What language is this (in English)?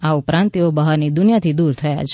Gujarati